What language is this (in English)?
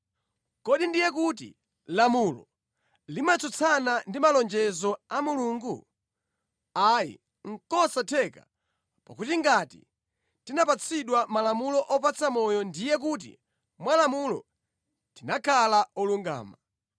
Nyanja